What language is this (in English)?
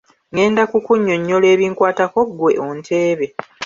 Ganda